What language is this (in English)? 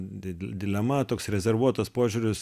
Lithuanian